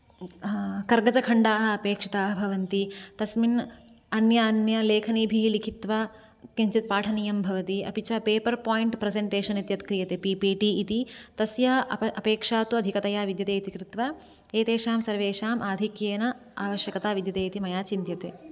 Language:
Sanskrit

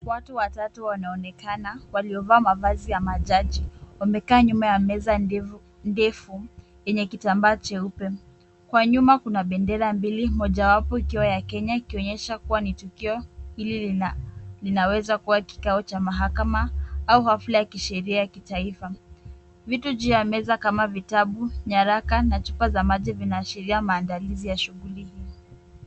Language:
Swahili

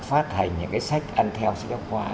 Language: Vietnamese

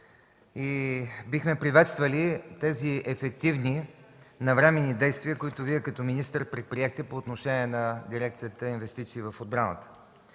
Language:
Bulgarian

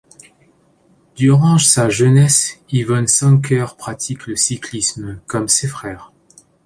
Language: French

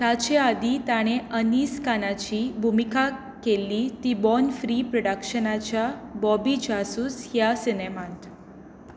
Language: Konkani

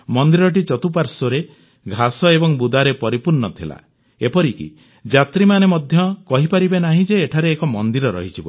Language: Odia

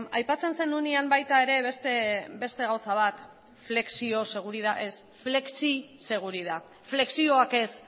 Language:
Basque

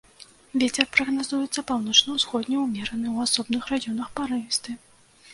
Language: Belarusian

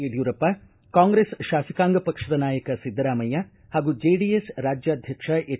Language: Kannada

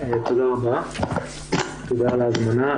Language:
Hebrew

